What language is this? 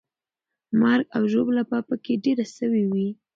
Pashto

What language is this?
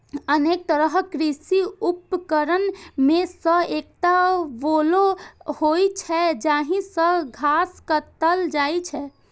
Maithili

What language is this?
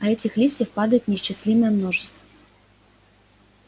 Russian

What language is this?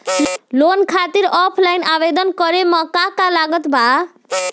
Bhojpuri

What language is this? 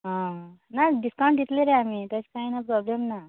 Konkani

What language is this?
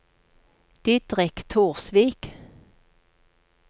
Norwegian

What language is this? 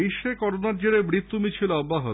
Bangla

